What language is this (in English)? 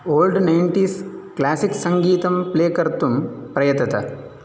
Sanskrit